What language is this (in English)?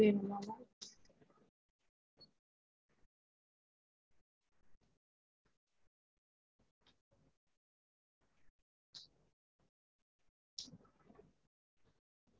Tamil